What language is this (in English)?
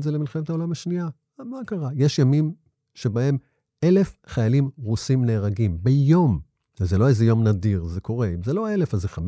Hebrew